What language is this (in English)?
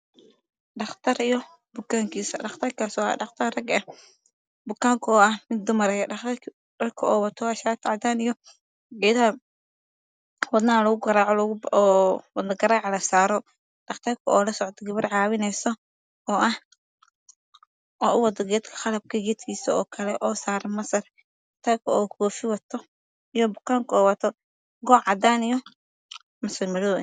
Somali